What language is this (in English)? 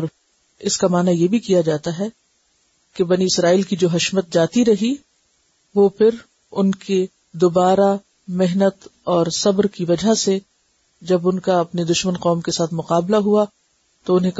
Urdu